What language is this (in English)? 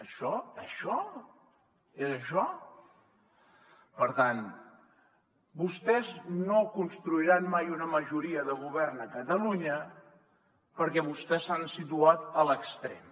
Catalan